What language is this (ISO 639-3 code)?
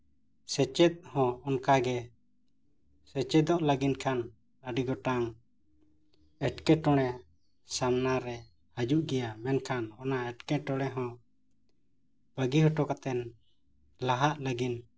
sat